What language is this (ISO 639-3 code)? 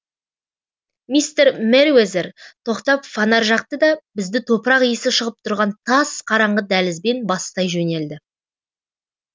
kaz